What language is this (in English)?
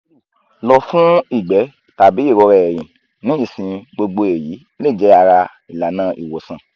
Yoruba